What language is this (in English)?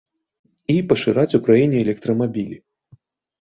Belarusian